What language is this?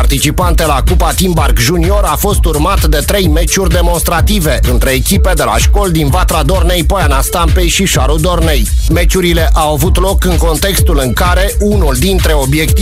Romanian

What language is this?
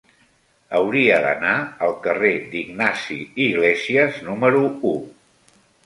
Catalan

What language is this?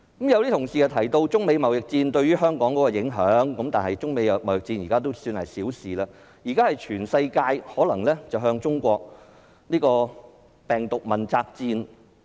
Cantonese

